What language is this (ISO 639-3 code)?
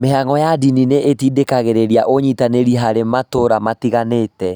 kik